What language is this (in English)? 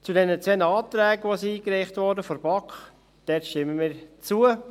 Swiss German